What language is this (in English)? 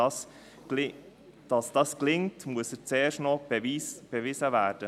Swiss German